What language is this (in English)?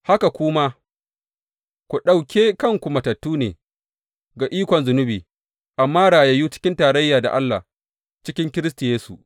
Hausa